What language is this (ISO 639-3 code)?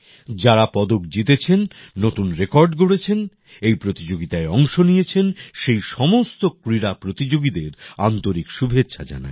ben